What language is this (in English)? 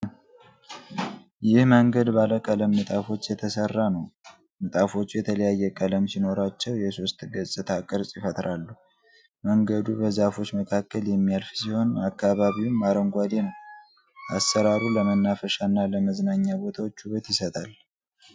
Amharic